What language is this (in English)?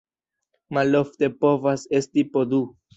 Esperanto